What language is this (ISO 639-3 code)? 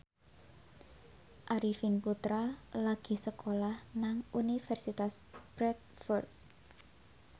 jav